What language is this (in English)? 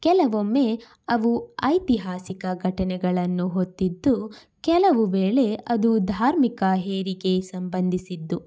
Kannada